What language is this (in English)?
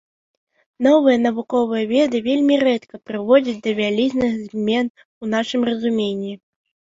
Belarusian